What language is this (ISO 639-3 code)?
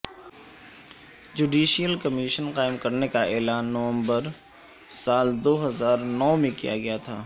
urd